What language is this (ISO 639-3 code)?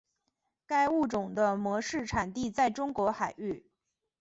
zho